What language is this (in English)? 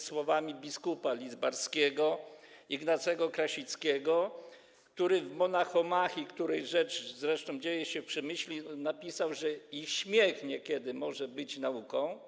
Polish